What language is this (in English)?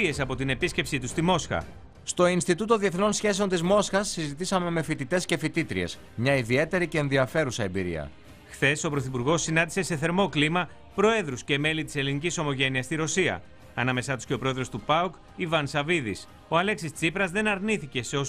Greek